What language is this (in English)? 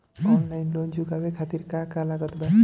Bhojpuri